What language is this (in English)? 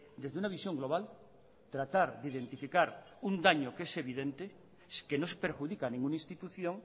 Spanish